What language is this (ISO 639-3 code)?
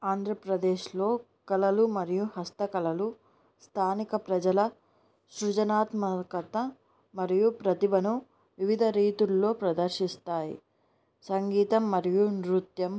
tel